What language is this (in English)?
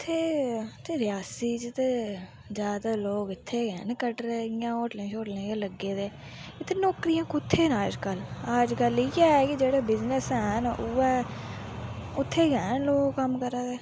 Dogri